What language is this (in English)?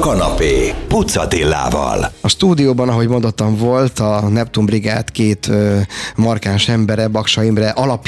Hungarian